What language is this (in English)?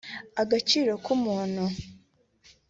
Kinyarwanda